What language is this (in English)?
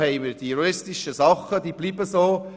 Swiss German